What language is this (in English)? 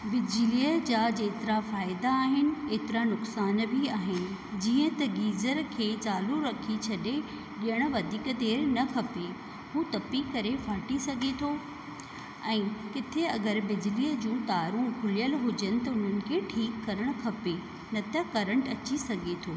Sindhi